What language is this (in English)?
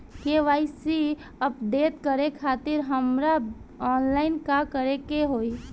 Bhojpuri